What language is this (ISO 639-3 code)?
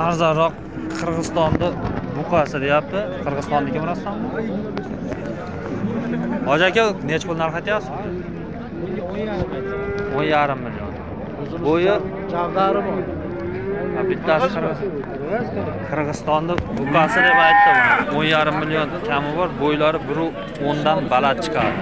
tur